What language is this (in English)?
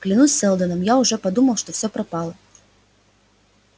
Russian